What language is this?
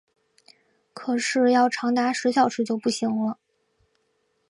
Chinese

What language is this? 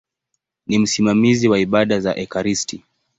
Swahili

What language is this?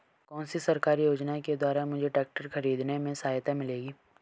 Hindi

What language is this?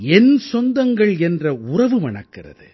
Tamil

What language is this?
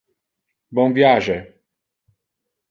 Interlingua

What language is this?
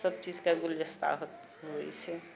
Maithili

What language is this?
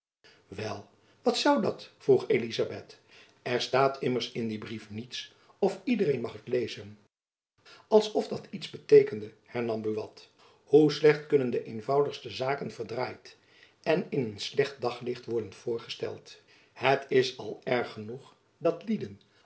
Dutch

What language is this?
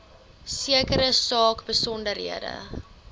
Afrikaans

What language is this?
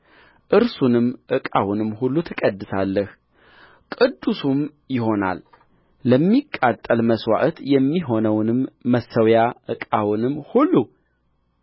Amharic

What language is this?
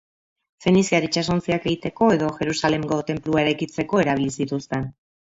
Basque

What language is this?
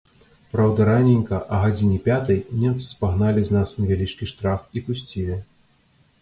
Belarusian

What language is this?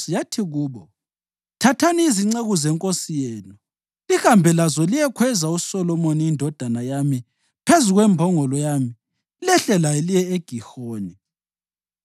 North Ndebele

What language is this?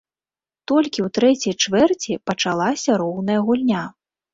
Belarusian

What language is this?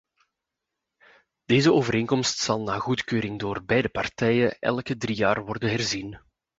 Dutch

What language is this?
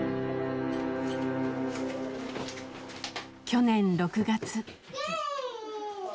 Japanese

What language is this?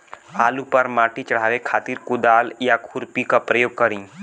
Bhojpuri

